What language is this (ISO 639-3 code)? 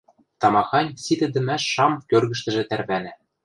mrj